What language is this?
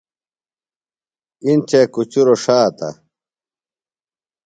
Phalura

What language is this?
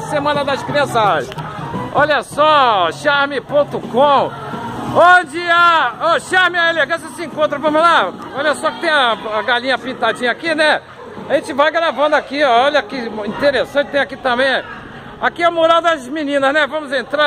Portuguese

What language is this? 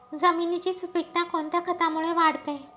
Marathi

